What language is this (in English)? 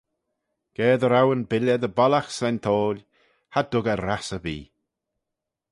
Manx